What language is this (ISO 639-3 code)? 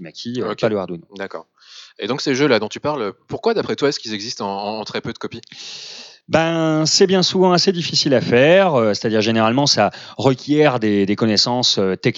fra